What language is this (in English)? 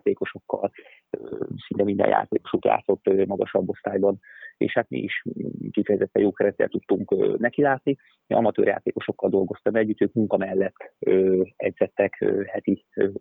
Hungarian